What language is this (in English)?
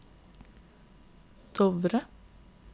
Norwegian